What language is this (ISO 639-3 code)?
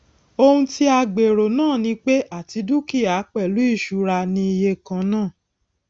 yor